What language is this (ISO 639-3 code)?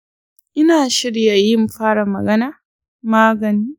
hau